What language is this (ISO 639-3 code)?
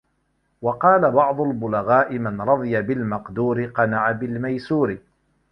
ara